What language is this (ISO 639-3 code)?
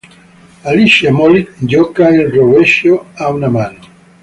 ita